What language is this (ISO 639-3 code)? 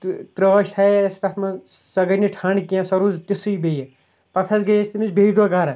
kas